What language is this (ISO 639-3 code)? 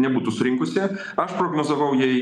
lit